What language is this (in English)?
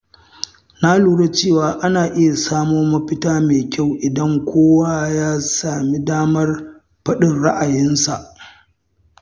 Hausa